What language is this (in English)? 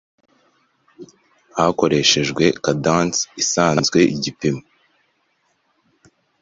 Kinyarwanda